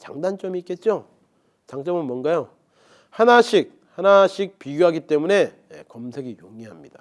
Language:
Korean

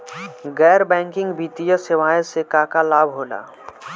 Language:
Bhojpuri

